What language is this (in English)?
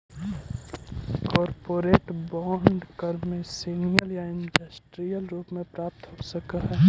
Magahi